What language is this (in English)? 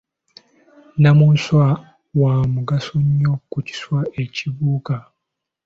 Ganda